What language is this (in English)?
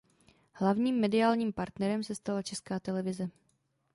Czech